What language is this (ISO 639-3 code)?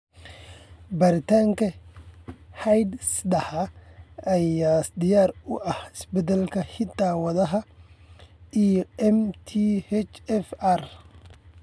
som